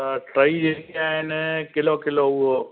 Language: Sindhi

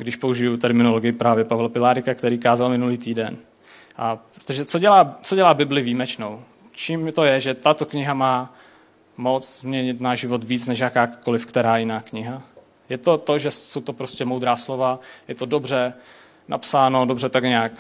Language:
Czech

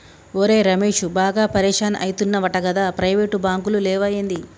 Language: Telugu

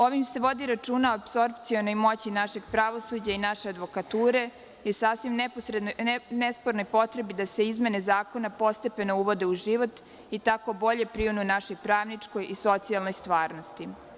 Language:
Serbian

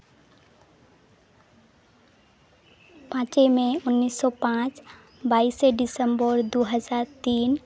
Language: Santali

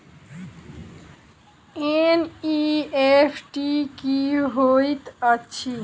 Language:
Maithili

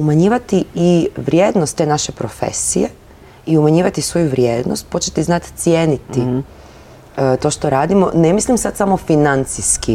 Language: Croatian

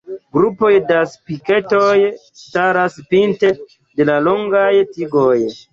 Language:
Esperanto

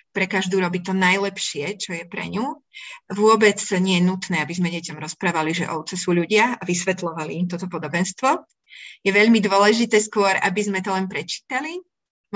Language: Slovak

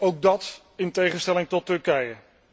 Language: Dutch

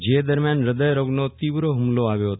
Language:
Gujarati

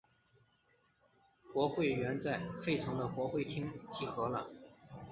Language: Chinese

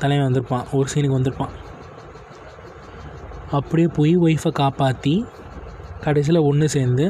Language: Tamil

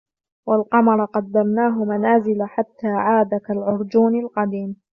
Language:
Arabic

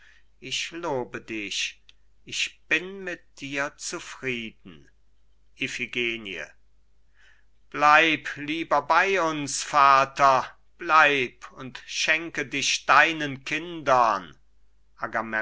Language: German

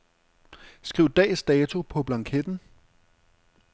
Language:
Danish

